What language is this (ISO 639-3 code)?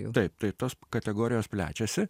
lit